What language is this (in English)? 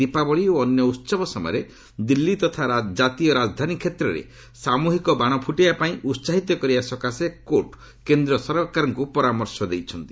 Odia